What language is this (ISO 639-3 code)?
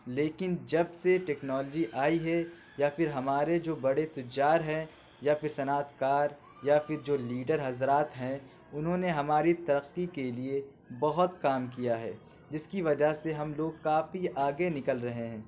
urd